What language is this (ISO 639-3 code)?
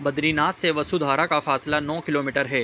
urd